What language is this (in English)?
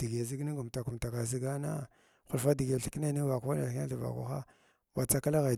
Glavda